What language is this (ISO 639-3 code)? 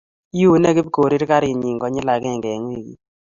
kln